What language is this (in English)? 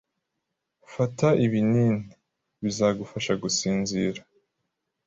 Kinyarwanda